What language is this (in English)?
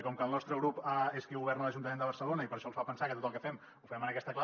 Catalan